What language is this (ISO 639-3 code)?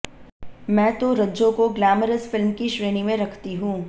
hin